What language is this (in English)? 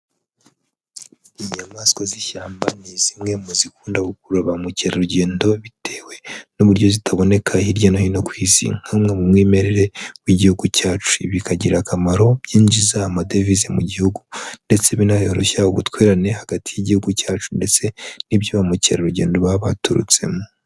Kinyarwanda